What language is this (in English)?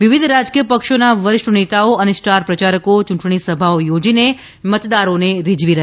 Gujarati